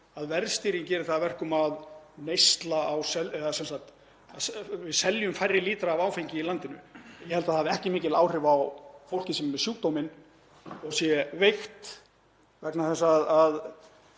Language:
Icelandic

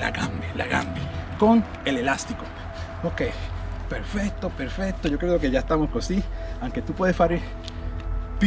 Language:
Spanish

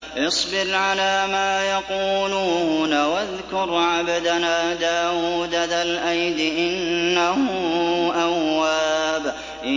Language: Arabic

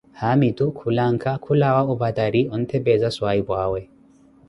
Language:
Koti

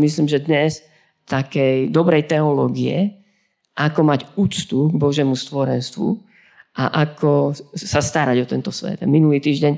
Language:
Slovak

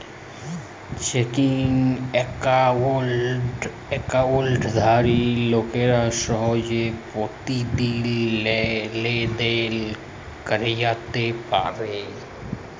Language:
Bangla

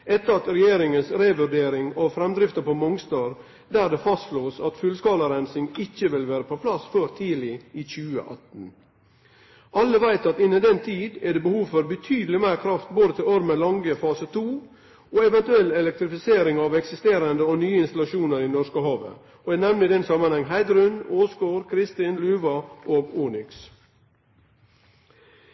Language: Norwegian Nynorsk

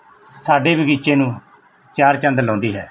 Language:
Punjabi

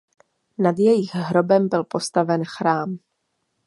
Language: Czech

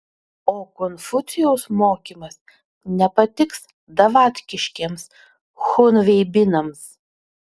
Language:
Lithuanian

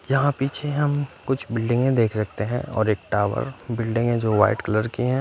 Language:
Hindi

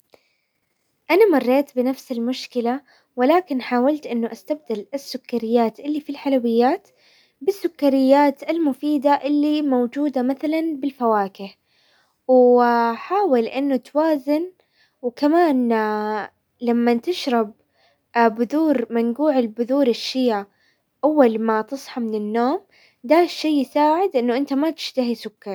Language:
Hijazi Arabic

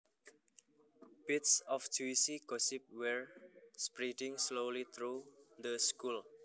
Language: Javanese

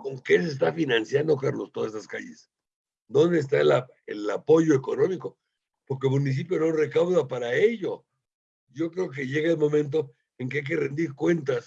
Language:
Spanish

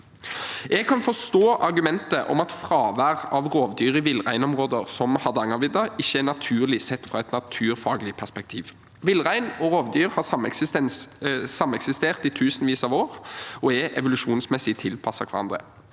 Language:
Norwegian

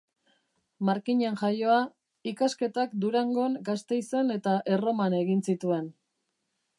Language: Basque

